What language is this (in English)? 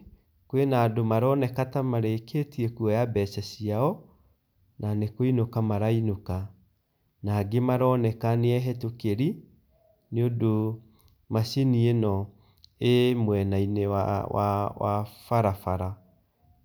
Kikuyu